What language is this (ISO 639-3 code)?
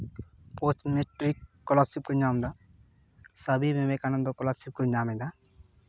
sat